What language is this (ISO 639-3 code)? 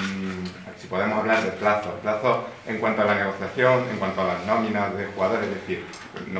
spa